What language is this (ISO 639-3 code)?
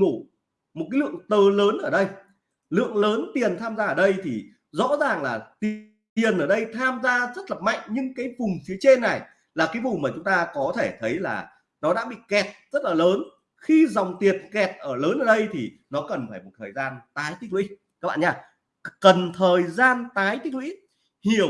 vie